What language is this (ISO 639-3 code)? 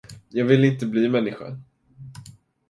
swe